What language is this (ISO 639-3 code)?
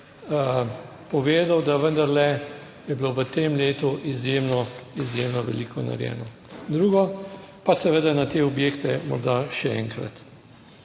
slv